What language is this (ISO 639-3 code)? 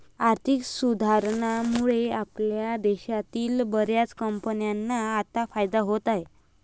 mar